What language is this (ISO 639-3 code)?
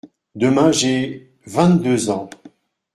fra